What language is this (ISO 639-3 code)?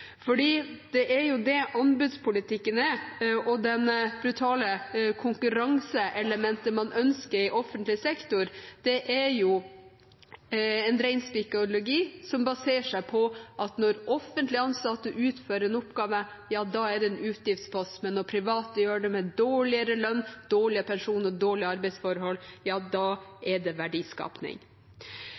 nob